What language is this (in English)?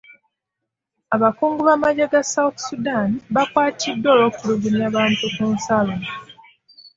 Ganda